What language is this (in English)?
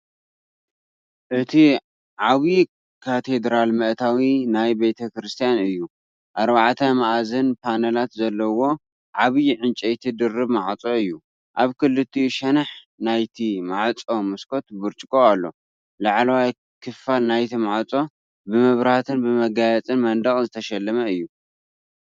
Tigrinya